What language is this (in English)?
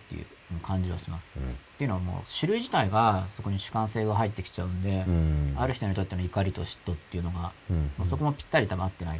Japanese